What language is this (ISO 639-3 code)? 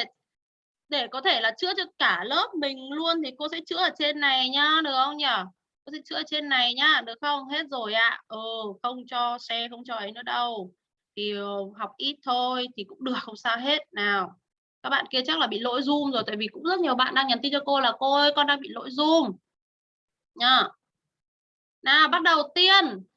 vie